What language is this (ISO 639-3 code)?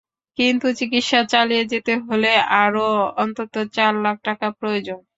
ben